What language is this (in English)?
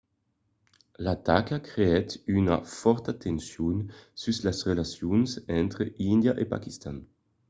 Occitan